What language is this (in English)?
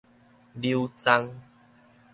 Min Nan Chinese